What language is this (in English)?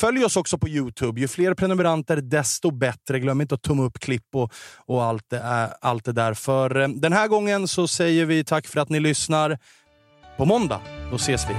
Swedish